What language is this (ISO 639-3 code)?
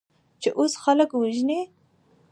pus